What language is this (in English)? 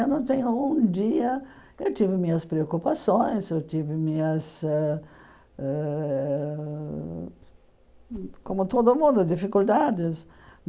Portuguese